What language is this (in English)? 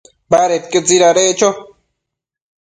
Matsés